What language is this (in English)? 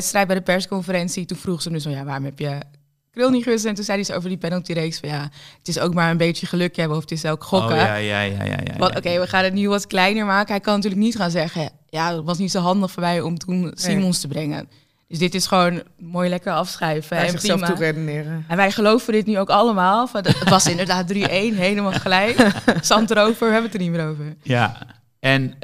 Dutch